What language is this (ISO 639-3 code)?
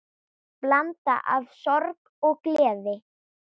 isl